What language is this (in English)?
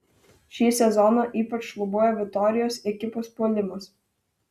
Lithuanian